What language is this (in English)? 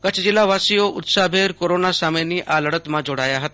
Gujarati